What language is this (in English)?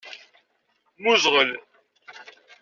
Kabyle